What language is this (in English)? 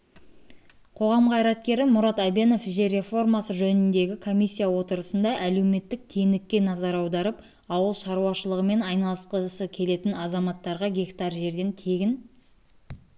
Kazakh